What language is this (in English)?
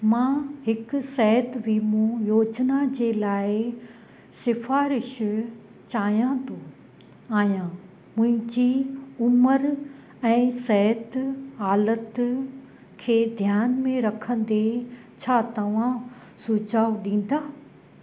Sindhi